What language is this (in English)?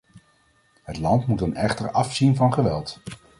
Dutch